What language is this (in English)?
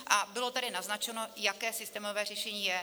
Czech